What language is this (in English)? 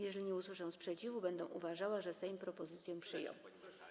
Polish